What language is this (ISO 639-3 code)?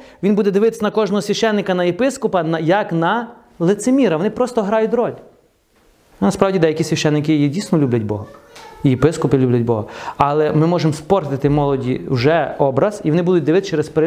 ukr